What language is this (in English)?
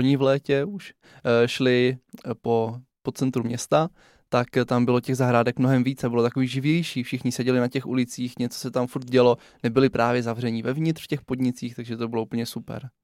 Czech